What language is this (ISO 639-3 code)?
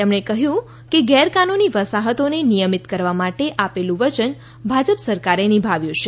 guj